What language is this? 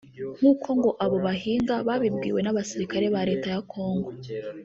Kinyarwanda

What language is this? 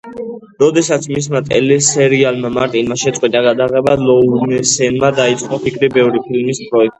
Georgian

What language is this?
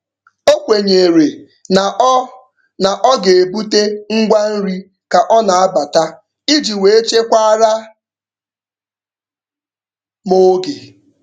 Igbo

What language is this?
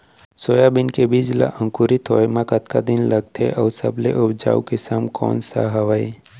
Chhattisgarhi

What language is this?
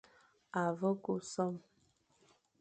Fang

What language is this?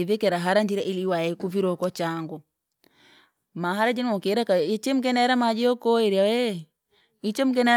Langi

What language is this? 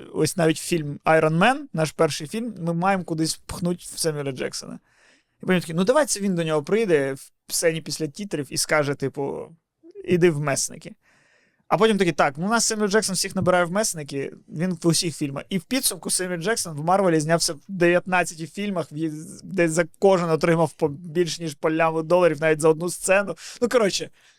Ukrainian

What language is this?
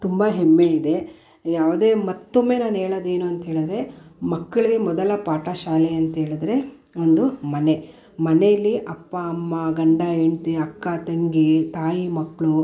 Kannada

